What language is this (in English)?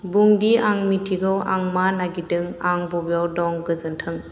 Bodo